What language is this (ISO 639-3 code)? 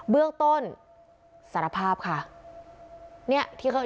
tha